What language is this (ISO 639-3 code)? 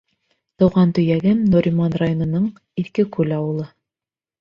bak